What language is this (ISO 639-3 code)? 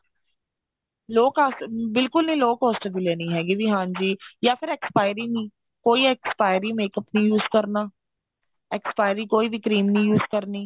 pan